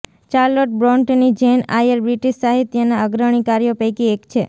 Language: Gujarati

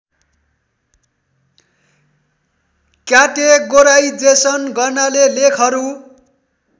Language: Nepali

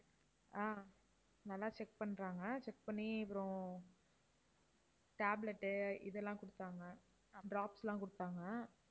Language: Tamil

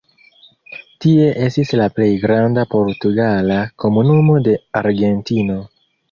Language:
Esperanto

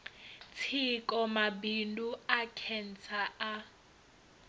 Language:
Venda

